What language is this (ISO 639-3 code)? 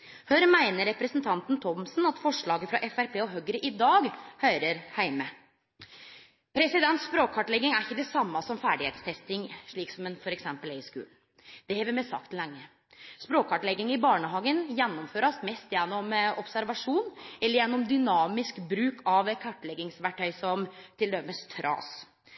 nno